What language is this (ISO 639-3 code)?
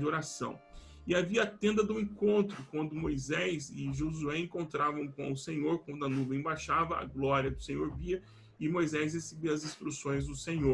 por